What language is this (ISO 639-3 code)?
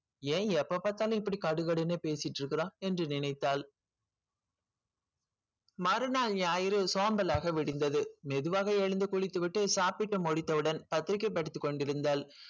tam